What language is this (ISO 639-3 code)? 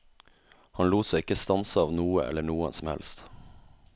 nor